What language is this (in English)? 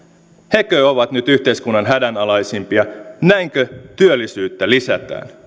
Finnish